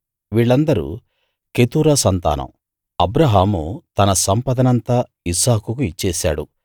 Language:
Telugu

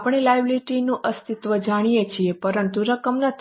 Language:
Gujarati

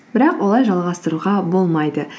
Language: Kazakh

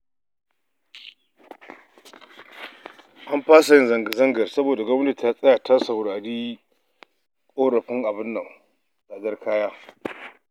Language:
Hausa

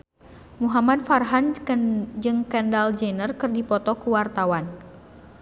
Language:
Sundanese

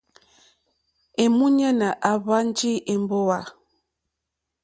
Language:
Mokpwe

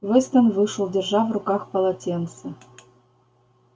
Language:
Russian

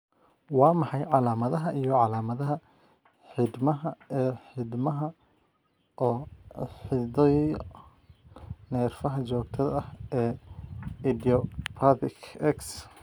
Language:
Somali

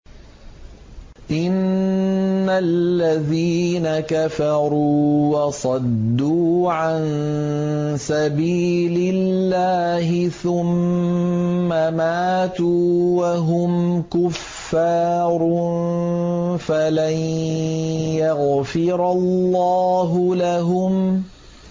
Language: Arabic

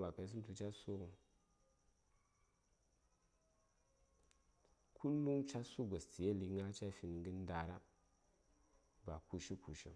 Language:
Saya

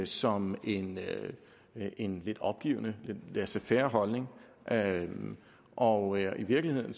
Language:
Danish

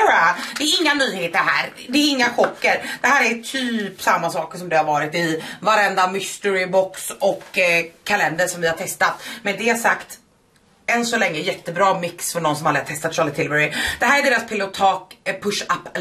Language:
Swedish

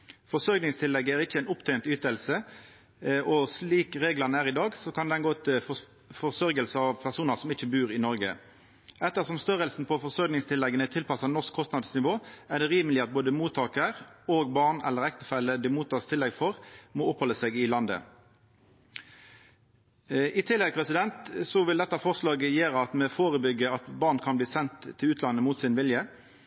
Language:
Norwegian Nynorsk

